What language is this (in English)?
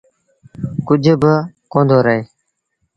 Sindhi Bhil